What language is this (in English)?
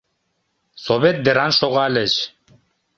Mari